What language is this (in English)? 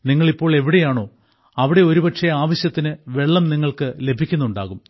Malayalam